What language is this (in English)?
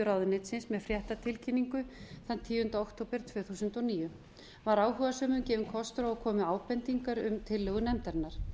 Icelandic